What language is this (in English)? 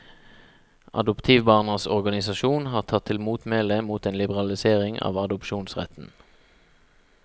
Norwegian